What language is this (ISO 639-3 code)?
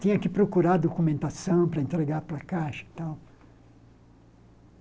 por